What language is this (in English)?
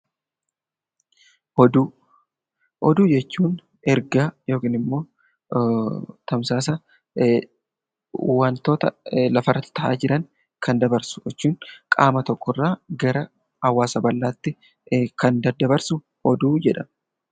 Oromo